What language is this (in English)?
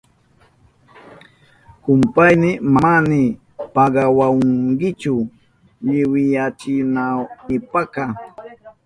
Southern Pastaza Quechua